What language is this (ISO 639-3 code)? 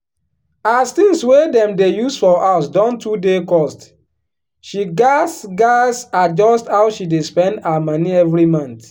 pcm